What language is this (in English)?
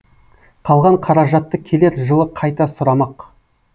Kazakh